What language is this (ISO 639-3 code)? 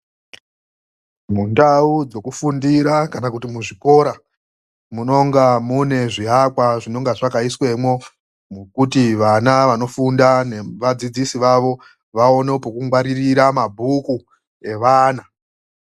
ndc